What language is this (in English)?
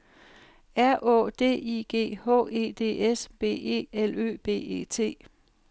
Danish